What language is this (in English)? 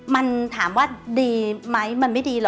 Thai